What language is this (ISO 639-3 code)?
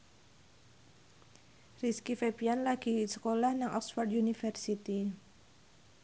jav